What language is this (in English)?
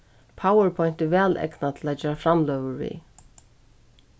Faroese